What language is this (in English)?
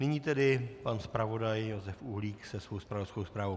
Czech